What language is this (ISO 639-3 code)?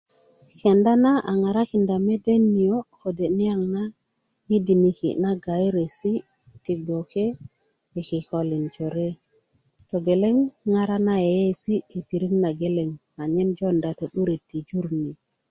ukv